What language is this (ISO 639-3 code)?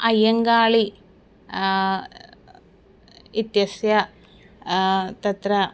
san